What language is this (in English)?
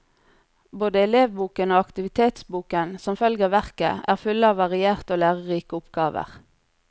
Norwegian